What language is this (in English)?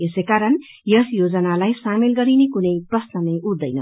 Nepali